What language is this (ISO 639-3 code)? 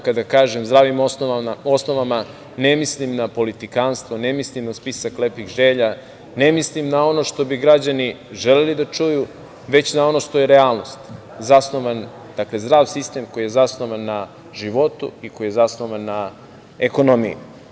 srp